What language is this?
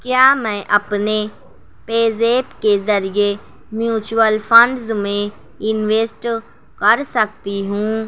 Urdu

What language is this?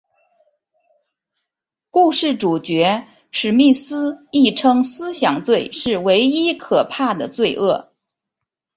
Chinese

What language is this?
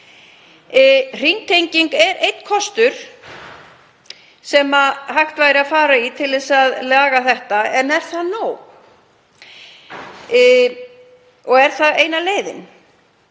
Icelandic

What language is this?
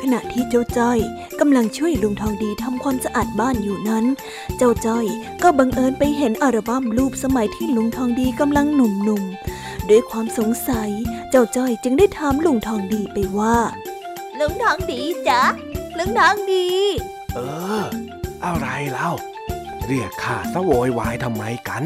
Thai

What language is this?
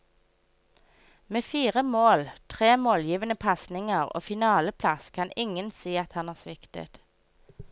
Norwegian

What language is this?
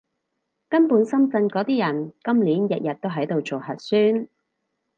Cantonese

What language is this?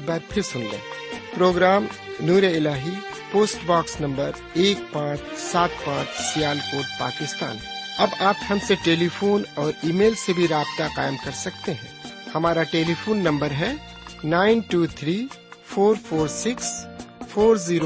Urdu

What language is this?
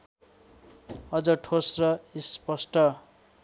Nepali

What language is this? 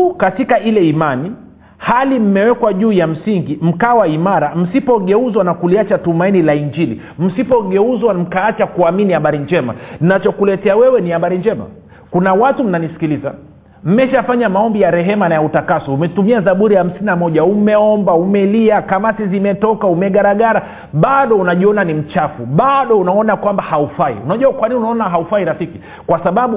Swahili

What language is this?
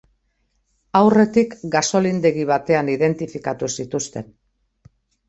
Basque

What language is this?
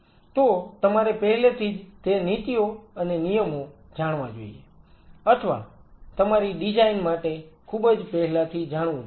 Gujarati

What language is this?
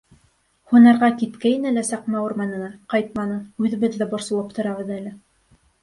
Bashkir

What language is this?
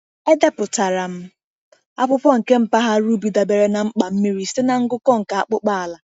Igbo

